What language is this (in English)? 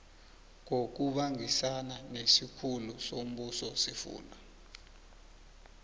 South Ndebele